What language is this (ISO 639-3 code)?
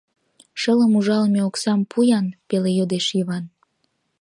chm